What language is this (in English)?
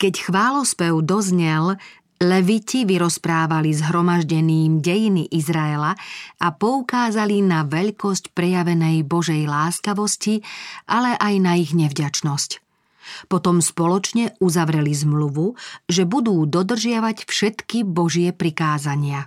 Slovak